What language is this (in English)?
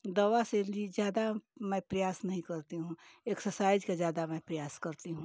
Hindi